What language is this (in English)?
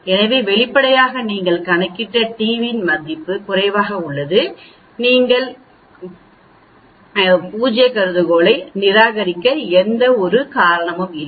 Tamil